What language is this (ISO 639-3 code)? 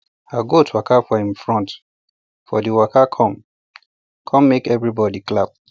pcm